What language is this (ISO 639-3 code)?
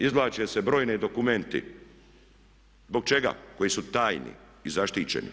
hrv